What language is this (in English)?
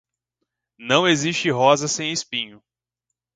Portuguese